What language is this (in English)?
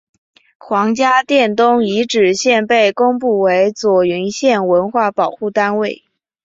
Chinese